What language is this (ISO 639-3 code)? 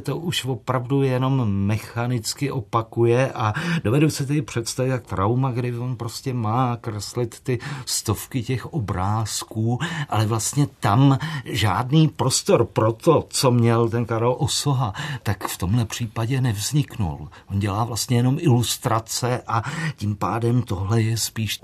ces